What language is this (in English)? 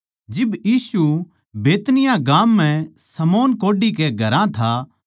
Haryanvi